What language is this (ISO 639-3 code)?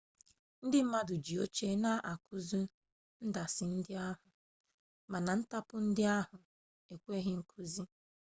ibo